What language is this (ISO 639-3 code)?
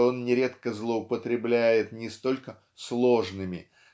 rus